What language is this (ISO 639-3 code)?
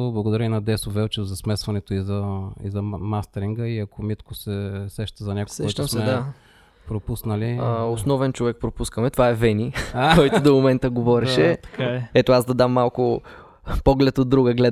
bul